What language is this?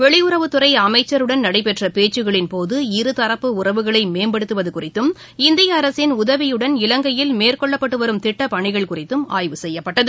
Tamil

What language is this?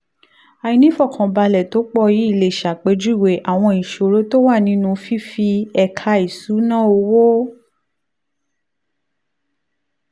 Yoruba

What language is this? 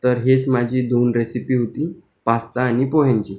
Marathi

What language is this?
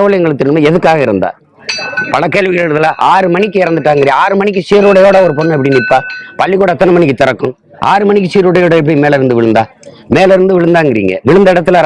Indonesian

